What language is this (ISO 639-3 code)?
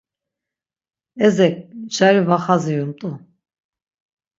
lzz